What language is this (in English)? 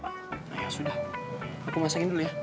Indonesian